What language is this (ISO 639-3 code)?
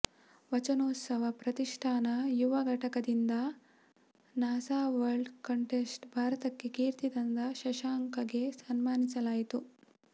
kan